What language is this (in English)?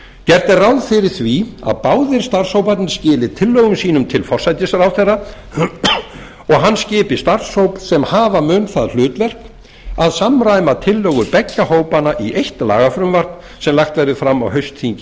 Icelandic